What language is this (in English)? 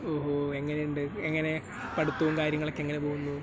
Malayalam